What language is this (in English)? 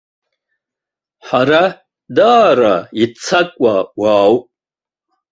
Abkhazian